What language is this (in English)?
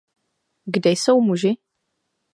Czech